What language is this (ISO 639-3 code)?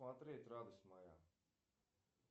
rus